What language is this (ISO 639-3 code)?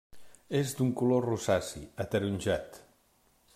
cat